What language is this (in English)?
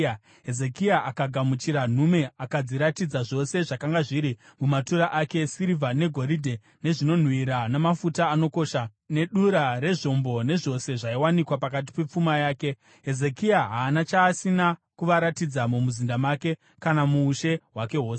Shona